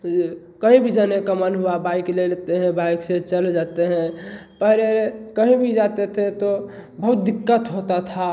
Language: Hindi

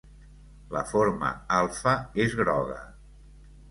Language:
Catalan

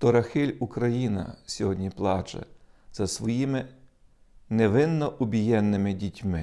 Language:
Ukrainian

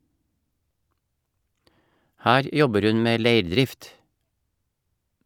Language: Norwegian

